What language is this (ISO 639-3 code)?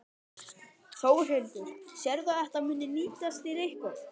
isl